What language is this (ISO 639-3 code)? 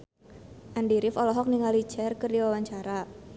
sun